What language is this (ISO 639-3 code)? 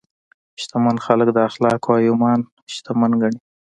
pus